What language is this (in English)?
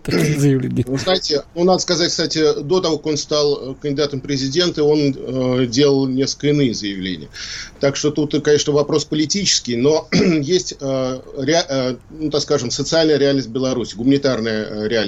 Russian